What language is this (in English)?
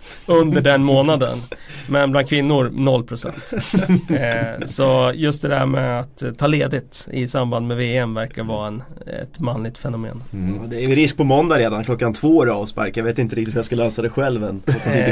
Swedish